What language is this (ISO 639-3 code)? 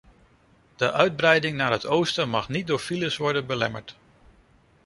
nld